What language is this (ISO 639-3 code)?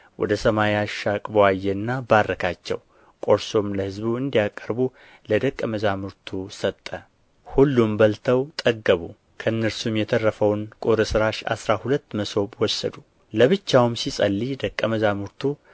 amh